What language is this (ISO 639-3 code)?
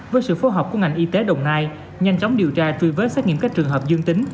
vie